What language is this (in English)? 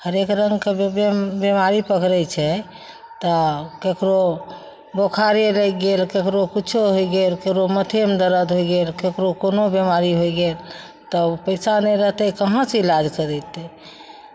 Maithili